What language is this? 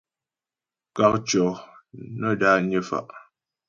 Ghomala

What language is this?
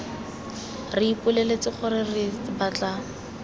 Tswana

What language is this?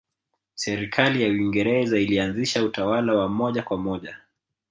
Swahili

